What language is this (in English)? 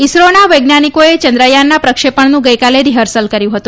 Gujarati